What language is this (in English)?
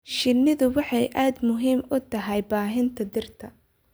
Somali